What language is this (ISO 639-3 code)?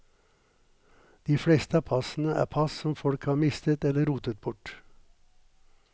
nor